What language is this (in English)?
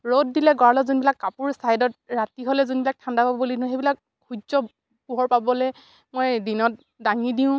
Assamese